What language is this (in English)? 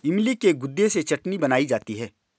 Hindi